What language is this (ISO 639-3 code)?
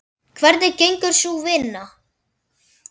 isl